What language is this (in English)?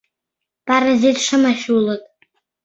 Mari